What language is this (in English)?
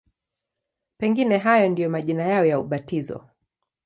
Swahili